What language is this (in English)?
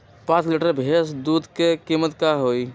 Magahi